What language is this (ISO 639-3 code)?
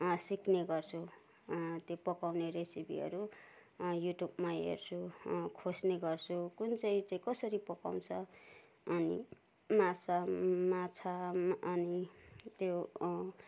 nep